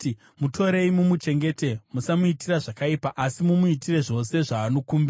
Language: Shona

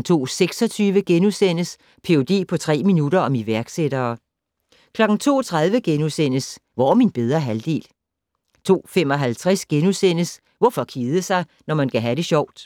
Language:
Danish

